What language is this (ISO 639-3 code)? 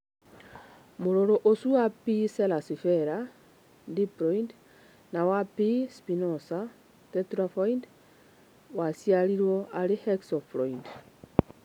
kik